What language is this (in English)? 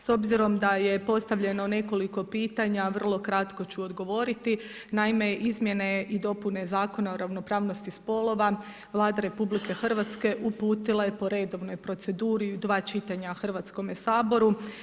Croatian